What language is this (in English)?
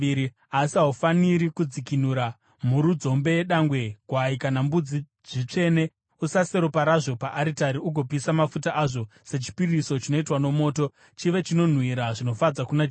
Shona